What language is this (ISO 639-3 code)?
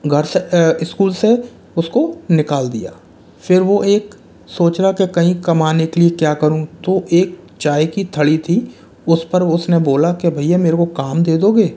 hin